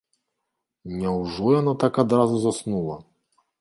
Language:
Belarusian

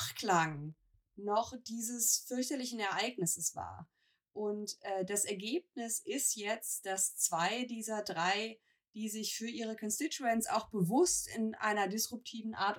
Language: German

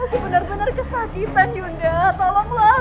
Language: Indonesian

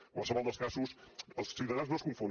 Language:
Catalan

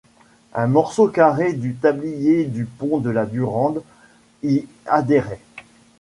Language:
French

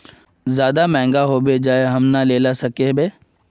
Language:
Magahi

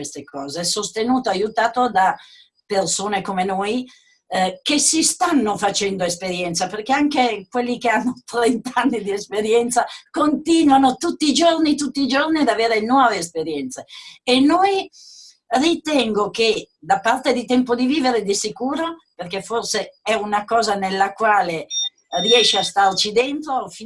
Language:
Italian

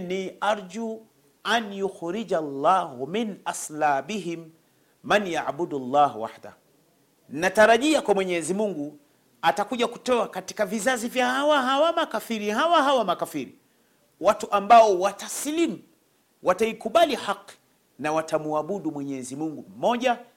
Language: Swahili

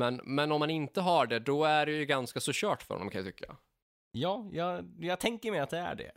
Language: Swedish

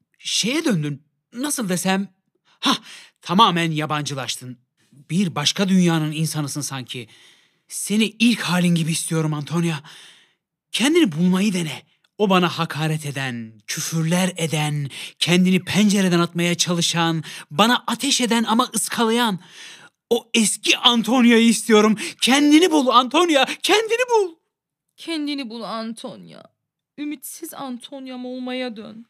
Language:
Turkish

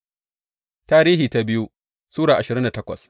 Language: Hausa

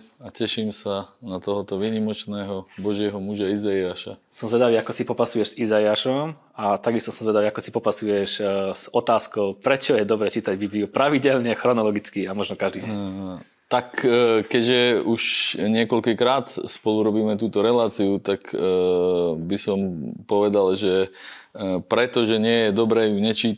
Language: Slovak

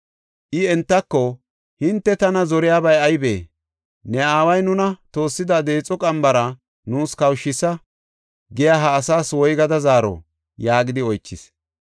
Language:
Gofa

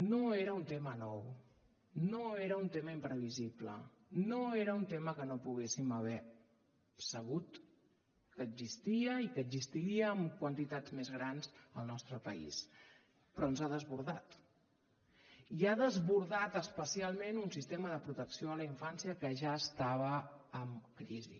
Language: Catalan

